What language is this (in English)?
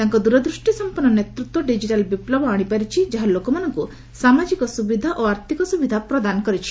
Odia